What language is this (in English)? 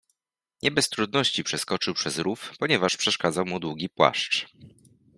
Polish